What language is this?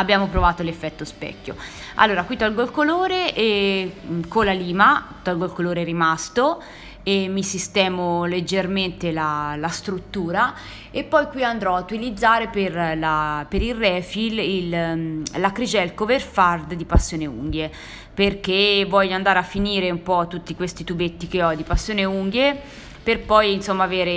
Italian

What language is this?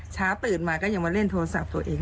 Thai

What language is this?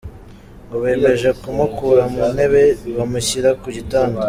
Kinyarwanda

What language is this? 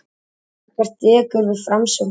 Icelandic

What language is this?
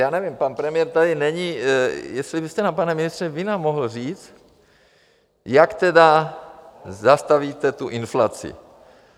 Czech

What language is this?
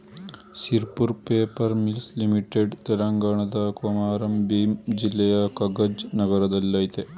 Kannada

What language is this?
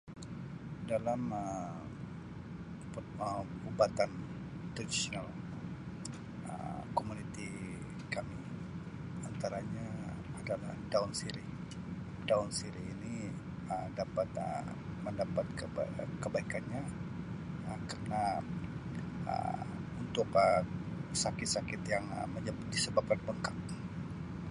Sabah Malay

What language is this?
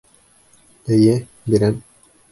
Bashkir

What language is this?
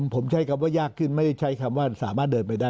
Thai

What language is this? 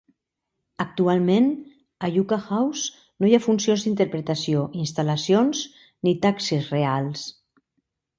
Catalan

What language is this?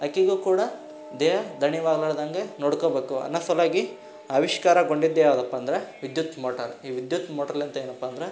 Kannada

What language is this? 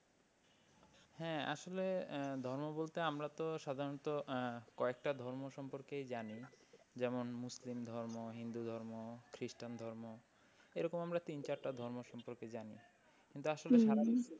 Bangla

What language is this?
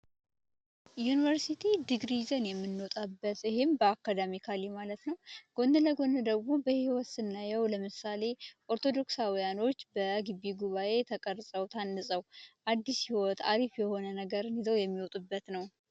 Amharic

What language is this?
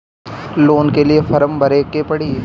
Bhojpuri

